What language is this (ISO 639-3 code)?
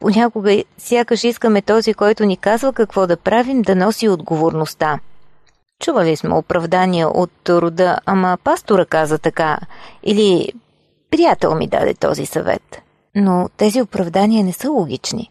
bul